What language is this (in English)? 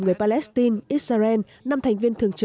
Vietnamese